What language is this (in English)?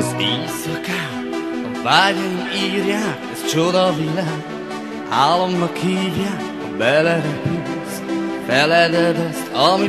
Romanian